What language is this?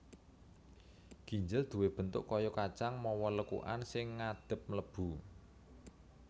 Javanese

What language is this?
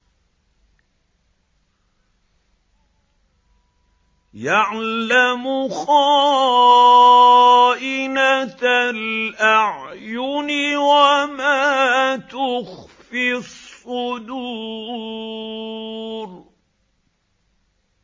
Arabic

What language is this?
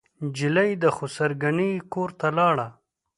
Pashto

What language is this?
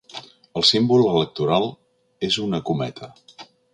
Catalan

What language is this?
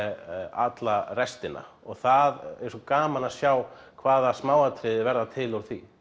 Icelandic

